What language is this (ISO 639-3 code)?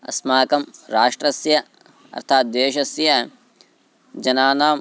san